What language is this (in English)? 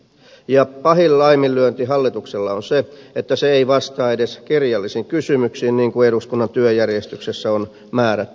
Finnish